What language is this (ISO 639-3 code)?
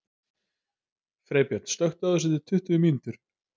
isl